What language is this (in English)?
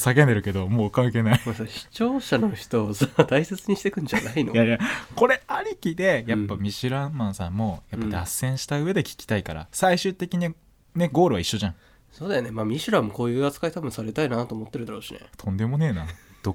Japanese